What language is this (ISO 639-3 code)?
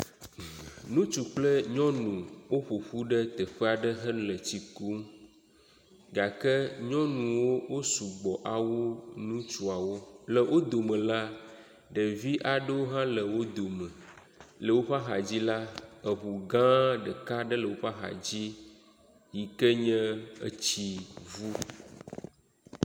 ewe